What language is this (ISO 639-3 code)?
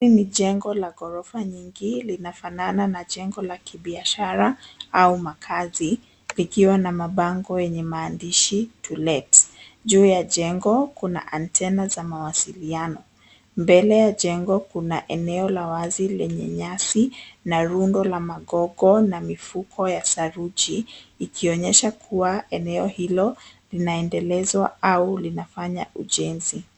swa